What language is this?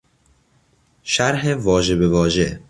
Persian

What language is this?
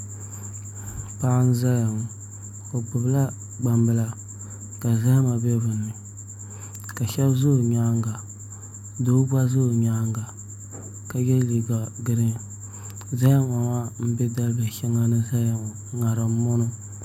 Dagbani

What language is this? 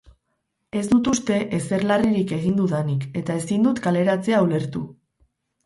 Basque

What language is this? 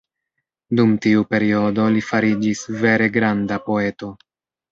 Esperanto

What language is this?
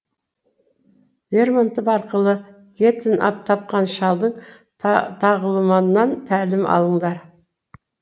Kazakh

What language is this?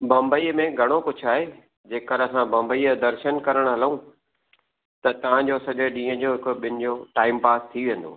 Sindhi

